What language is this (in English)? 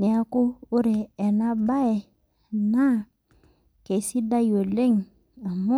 Masai